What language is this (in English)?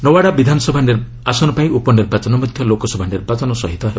Odia